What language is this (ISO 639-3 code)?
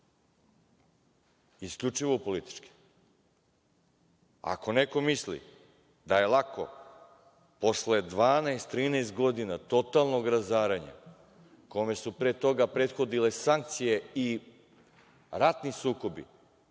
srp